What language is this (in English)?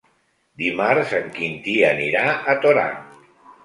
Catalan